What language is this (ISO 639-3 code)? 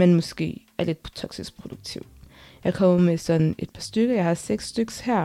dan